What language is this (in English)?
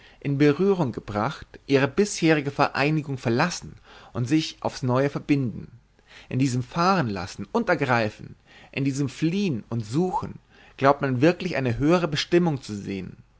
German